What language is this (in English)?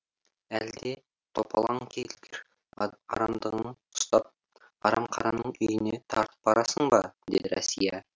Kazakh